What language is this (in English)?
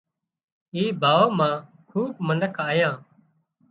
Wadiyara Koli